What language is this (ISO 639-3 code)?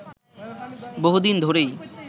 ben